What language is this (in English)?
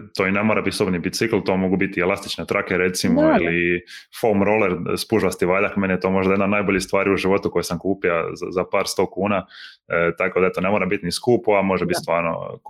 Croatian